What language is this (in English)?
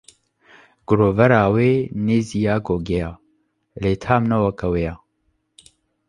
Kurdish